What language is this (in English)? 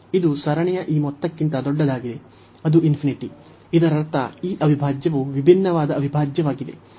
Kannada